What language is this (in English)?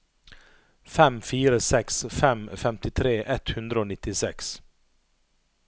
Norwegian